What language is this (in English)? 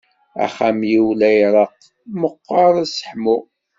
Kabyle